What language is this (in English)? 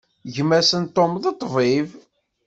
Kabyle